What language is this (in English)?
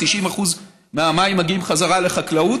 Hebrew